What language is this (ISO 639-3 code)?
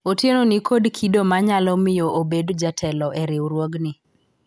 luo